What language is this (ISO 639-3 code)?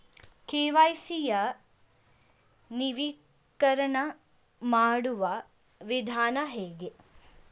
kan